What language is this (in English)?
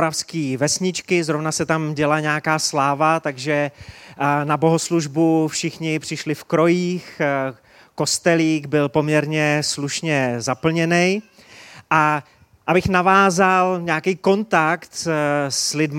Czech